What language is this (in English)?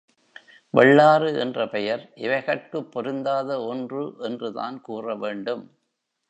Tamil